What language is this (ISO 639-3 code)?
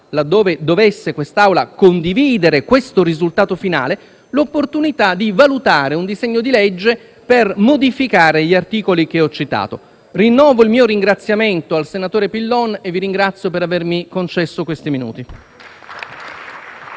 ita